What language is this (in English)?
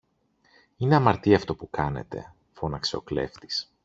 Greek